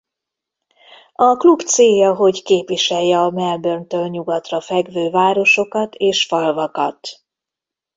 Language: Hungarian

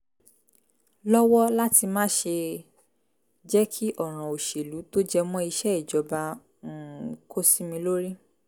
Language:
Yoruba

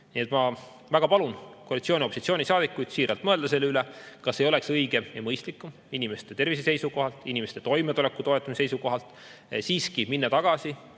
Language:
Estonian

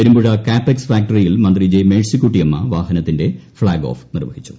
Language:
Malayalam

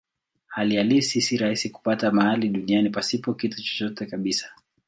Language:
Swahili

